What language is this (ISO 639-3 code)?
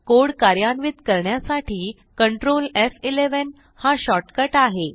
mar